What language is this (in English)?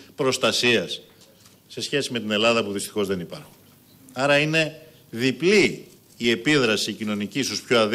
Greek